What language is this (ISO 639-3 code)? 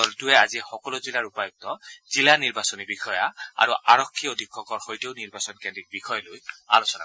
asm